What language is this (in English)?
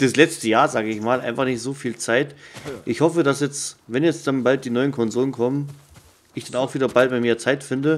German